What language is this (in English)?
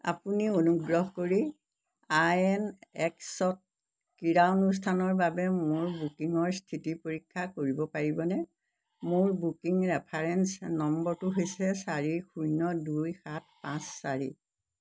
Assamese